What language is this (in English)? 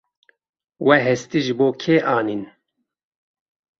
Kurdish